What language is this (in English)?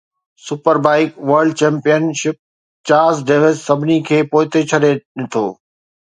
Sindhi